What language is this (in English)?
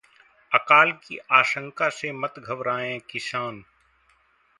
Hindi